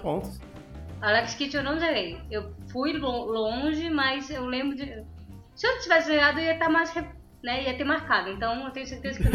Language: Portuguese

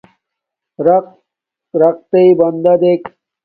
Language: Domaaki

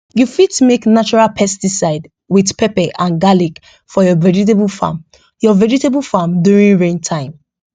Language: Nigerian Pidgin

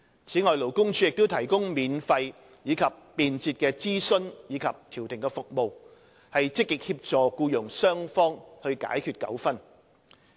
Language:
Cantonese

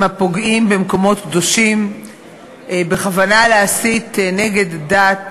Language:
Hebrew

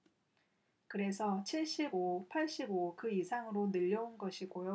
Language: Korean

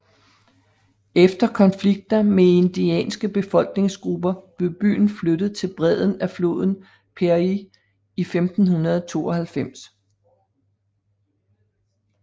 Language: Danish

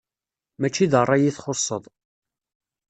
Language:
Kabyle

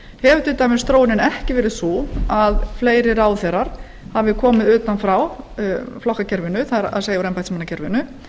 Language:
Icelandic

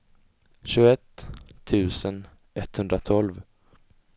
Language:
Swedish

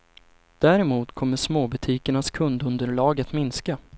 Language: Swedish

